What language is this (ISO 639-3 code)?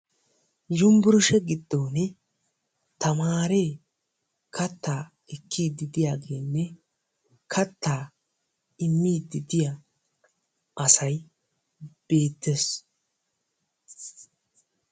wal